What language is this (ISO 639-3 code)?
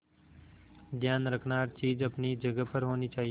hin